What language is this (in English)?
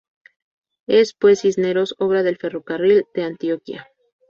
Spanish